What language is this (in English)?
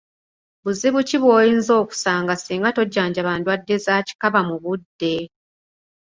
Ganda